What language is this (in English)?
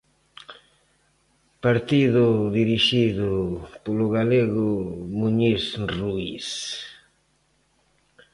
Galician